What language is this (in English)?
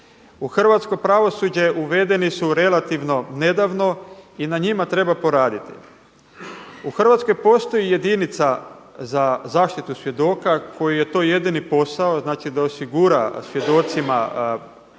Croatian